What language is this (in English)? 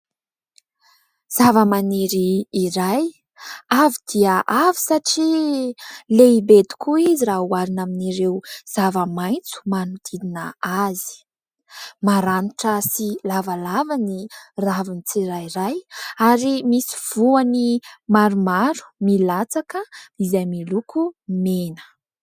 Malagasy